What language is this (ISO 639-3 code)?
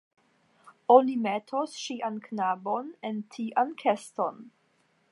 epo